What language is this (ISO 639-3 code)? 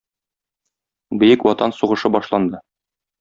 tat